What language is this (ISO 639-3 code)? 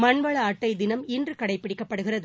tam